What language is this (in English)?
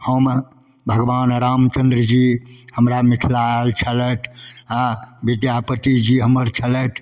Maithili